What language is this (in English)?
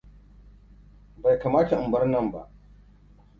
Hausa